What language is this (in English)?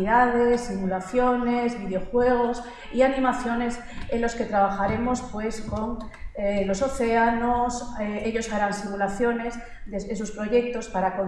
Spanish